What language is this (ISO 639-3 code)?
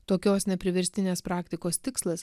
lit